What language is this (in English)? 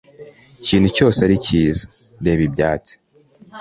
Kinyarwanda